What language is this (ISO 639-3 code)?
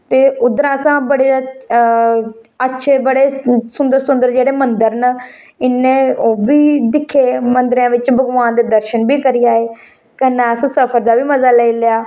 doi